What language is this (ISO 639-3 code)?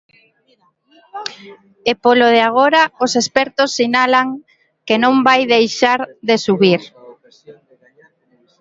glg